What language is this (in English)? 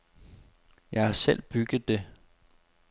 Danish